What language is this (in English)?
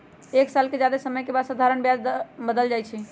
Magahi